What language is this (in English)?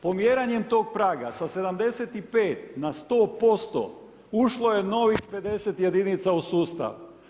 Croatian